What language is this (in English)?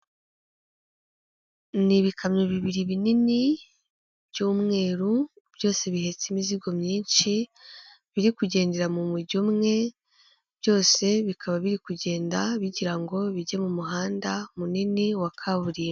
Kinyarwanda